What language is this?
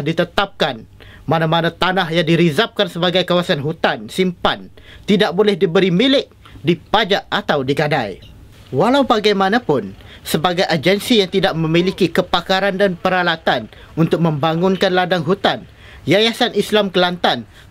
Malay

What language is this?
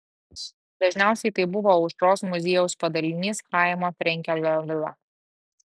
Lithuanian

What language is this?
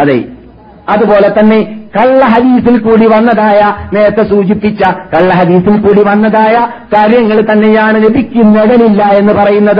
Malayalam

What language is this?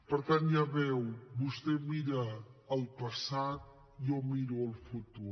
Catalan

